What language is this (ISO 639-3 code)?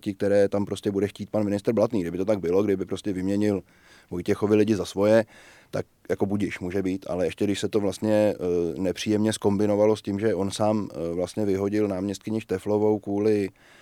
ces